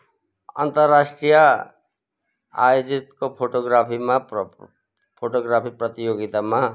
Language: Nepali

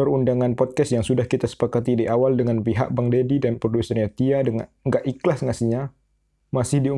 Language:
Indonesian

